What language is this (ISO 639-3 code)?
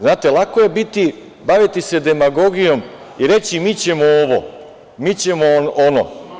srp